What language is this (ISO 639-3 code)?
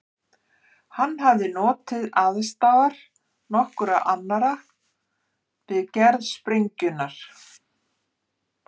isl